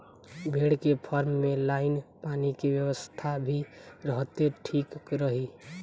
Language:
Bhojpuri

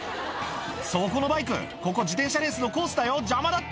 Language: Japanese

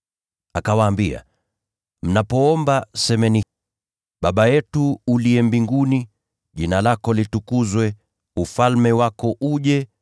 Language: Swahili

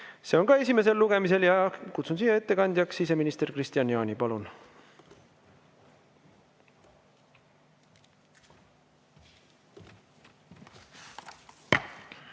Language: Estonian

